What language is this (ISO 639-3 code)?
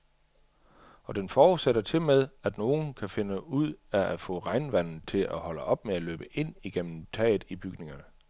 dan